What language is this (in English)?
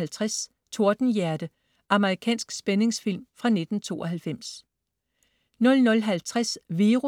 Danish